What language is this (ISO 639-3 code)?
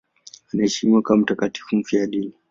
swa